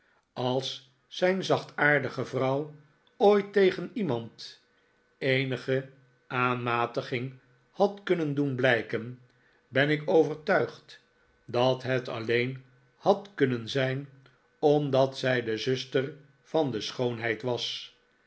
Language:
Dutch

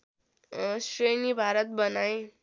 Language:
Nepali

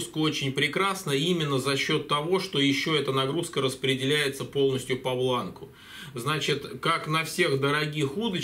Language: Russian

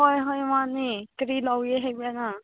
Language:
Manipuri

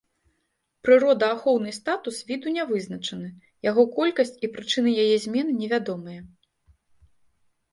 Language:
Belarusian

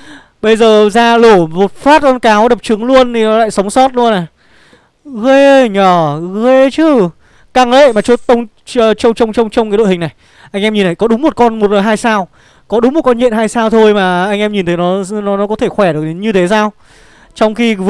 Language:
Vietnamese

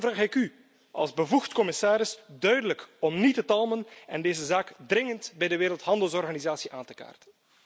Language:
Dutch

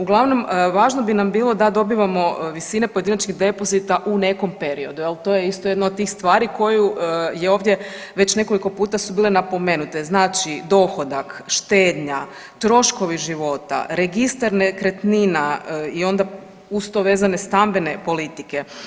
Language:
Croatian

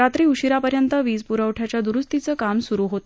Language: Marathi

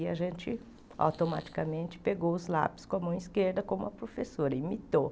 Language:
Portuguese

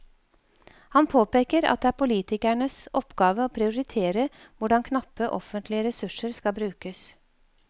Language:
Norwegian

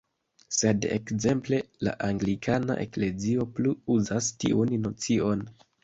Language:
Esperanto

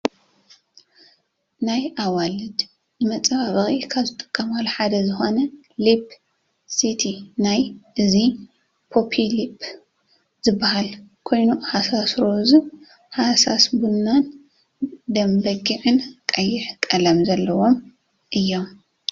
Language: Tigrinya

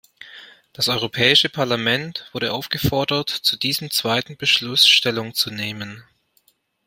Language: German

